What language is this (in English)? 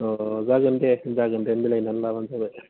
Bodo